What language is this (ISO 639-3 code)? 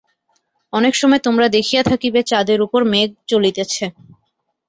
ben